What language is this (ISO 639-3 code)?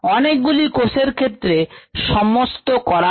ben